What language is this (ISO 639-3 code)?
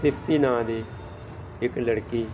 pan